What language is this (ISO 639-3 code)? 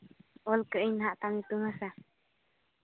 sat